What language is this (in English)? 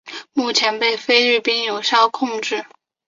Chinese